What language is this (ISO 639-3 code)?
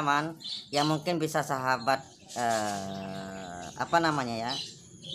ind